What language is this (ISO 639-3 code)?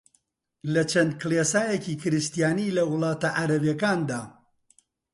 ckb